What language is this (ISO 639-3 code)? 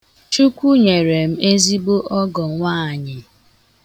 ibo